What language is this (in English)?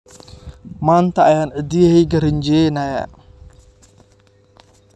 Somali